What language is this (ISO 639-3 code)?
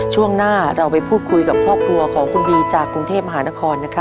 tha